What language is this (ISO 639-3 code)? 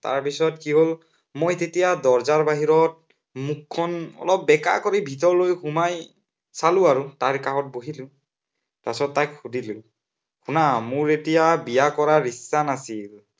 asm